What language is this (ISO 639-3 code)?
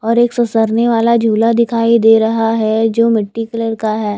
hin